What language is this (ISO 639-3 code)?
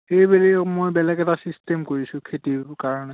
asm